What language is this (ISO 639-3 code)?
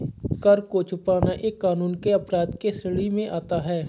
hin